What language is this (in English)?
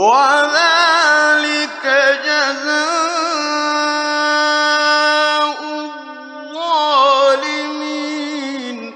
Arabic